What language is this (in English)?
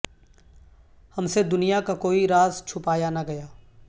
Urdu